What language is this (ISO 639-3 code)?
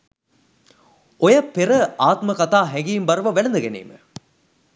sin